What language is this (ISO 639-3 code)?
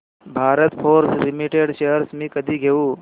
mar